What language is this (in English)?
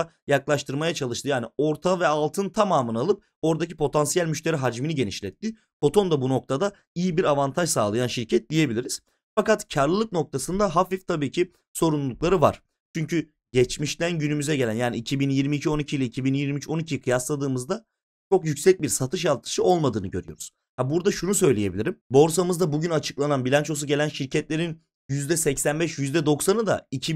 Turkish